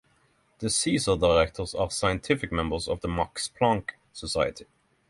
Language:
English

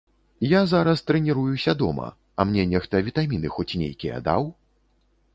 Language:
Belarusian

